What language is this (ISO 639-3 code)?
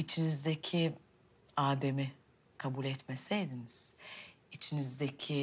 tur